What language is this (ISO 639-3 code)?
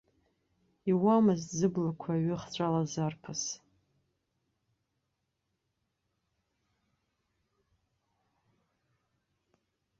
abk